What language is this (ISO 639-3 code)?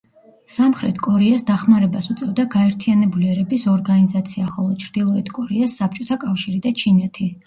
kat